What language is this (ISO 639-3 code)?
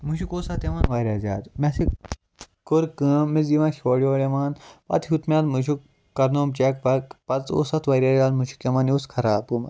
kas